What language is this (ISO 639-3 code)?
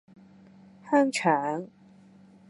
yue